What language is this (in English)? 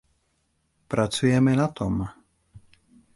Czech